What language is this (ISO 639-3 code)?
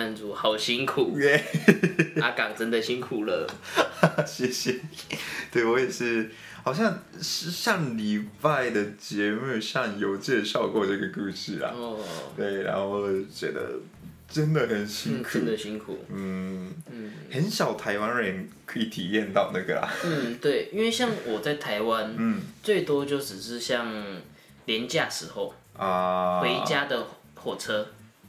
zho